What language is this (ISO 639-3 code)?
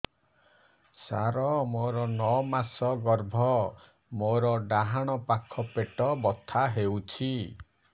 ori